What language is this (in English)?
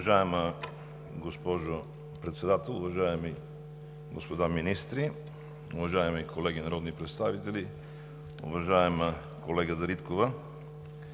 Bulgarian